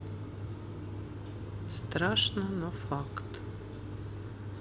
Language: Russian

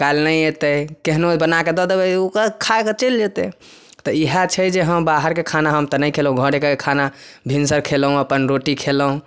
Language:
Maithili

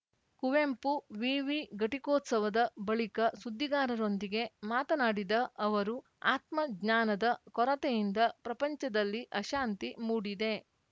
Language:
Kannada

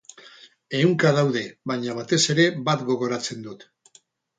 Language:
Basque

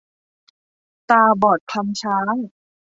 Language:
Thai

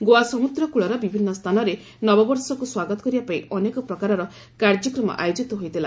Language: Odia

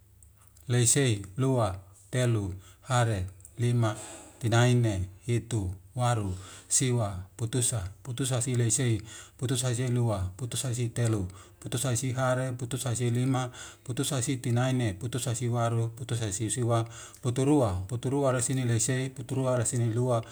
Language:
Wemale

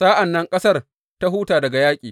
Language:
Hausa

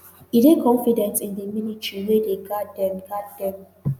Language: Nigerian Pidgin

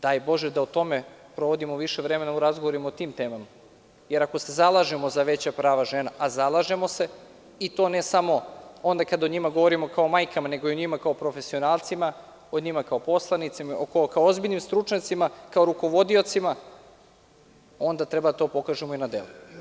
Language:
Serbian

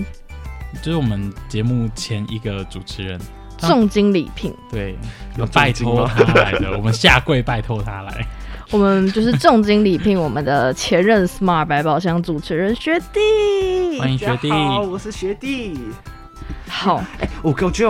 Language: Chinese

